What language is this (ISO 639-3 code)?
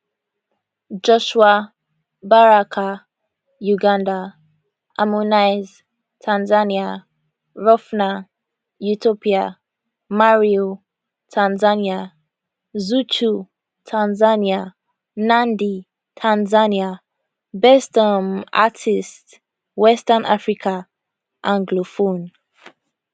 pcm